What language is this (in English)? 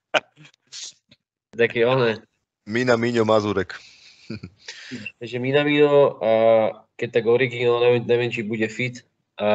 Slovak